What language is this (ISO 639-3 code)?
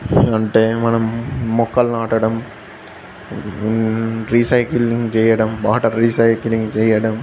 tel